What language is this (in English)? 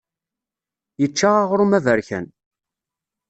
Kabyle